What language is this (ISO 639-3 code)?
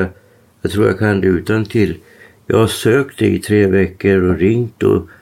swe